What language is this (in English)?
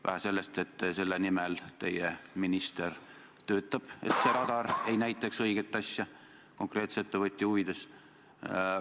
Estonian